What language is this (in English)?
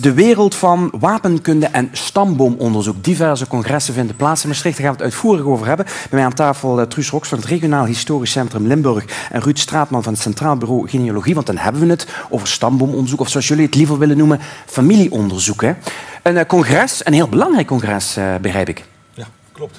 Dutch